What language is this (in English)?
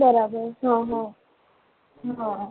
Gujarati